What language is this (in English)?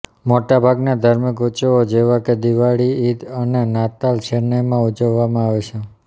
Gujarati